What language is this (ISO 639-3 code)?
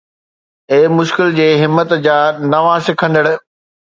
snd